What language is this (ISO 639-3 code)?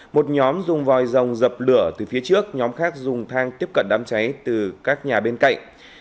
vie